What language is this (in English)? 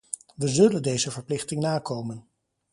Dutch